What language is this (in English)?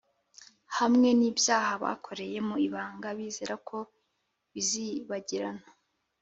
Kinyarwanda